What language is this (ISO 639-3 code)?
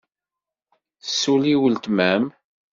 kab